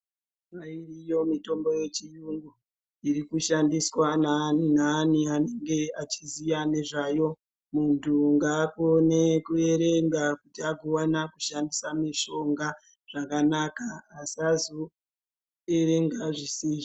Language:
Ndau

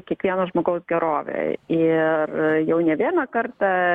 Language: Lithuanian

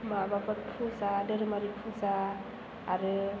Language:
Bodo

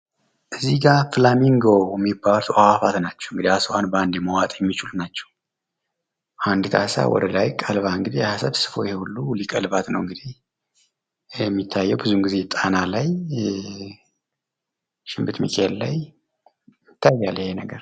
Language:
Amharic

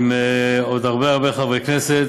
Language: Hebrew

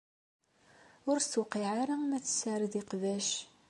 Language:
Kabyle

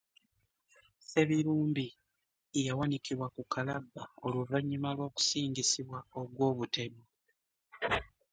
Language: Ganda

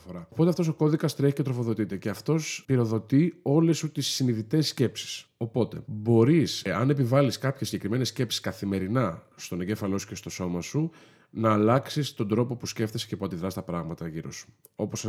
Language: Greek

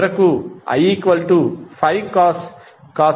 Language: Telugu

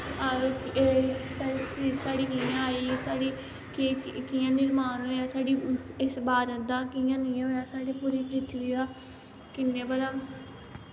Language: Dogri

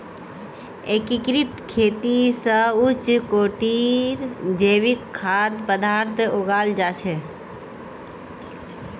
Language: Magahi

